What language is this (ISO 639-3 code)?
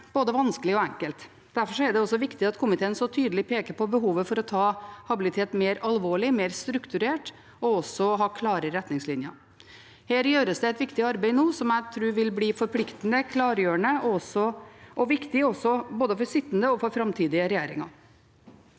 nor